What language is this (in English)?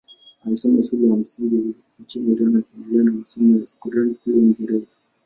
Swahili